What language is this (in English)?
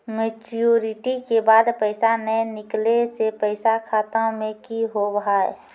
Maithili